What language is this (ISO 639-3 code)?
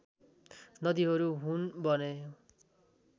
nep